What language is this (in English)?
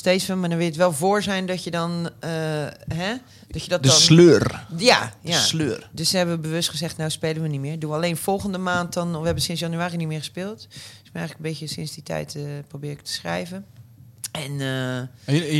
Dutch